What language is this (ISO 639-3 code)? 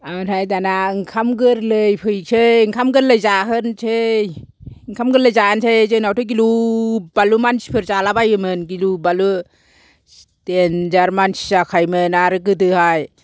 brx